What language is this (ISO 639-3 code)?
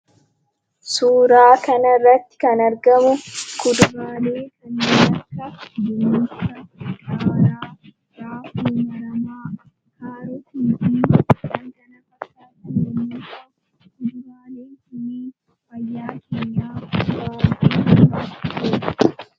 orm